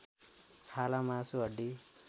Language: Nepali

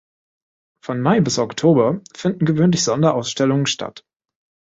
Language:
German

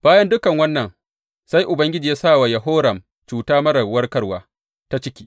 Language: Hausa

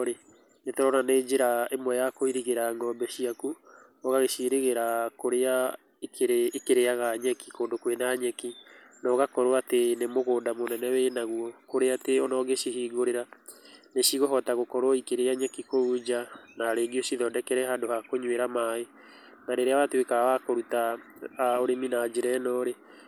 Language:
Kikuyu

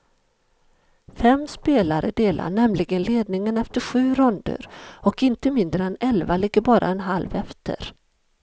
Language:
Swedish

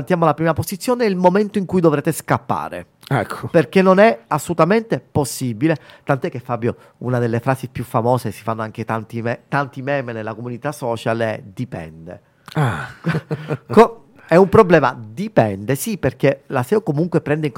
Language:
Italian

